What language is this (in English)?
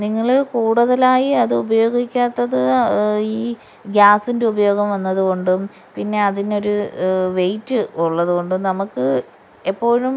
Malayalam